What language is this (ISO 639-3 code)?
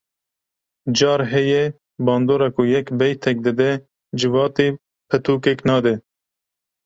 kur